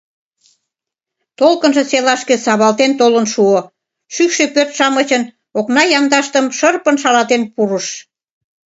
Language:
Mari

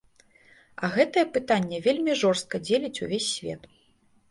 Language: Belarusian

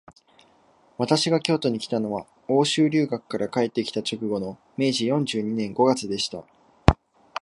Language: Japanese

